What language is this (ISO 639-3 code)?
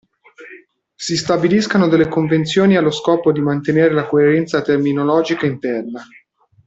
ita